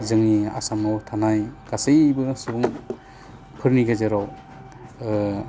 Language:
Bodo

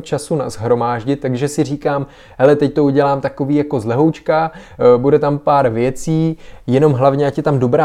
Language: Czech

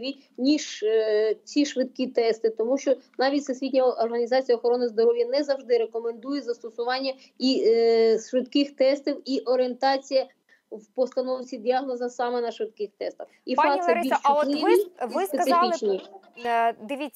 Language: Ukrainian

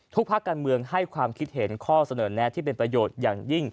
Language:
Thai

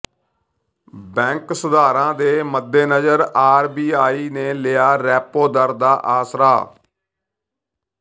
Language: Punjabi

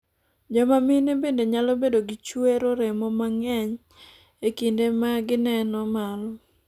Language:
Luo (Kenya and Tanzania)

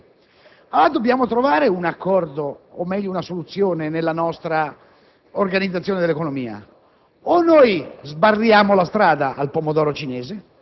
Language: Italian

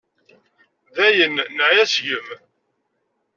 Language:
Kabyle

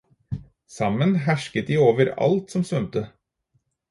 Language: Norwegian Bokmål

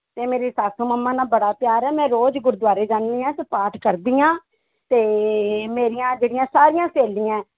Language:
Punjabi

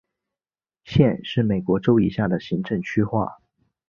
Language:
Chinese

